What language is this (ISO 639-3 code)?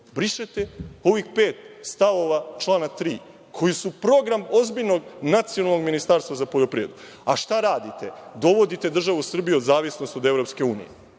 srp